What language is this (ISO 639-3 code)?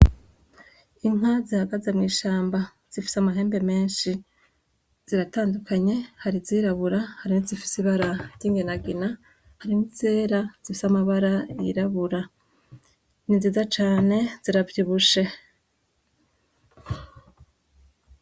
run